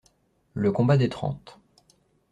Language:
French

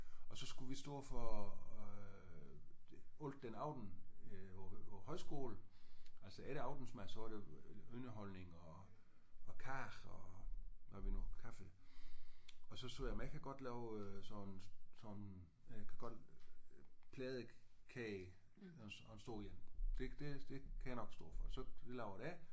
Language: Danish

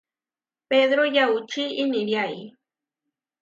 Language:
Huarijio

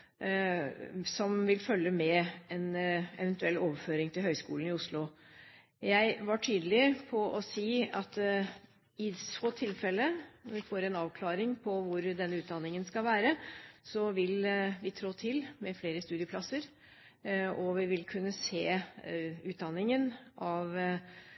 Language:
Norwegian Bokmål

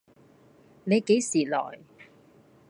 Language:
Cantonese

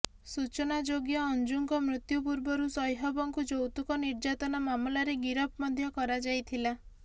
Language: Odia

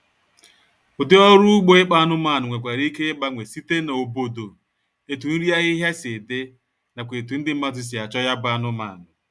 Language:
Igbo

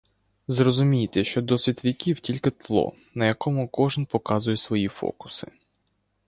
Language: Ukrainian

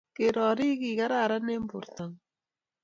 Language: Kalenjin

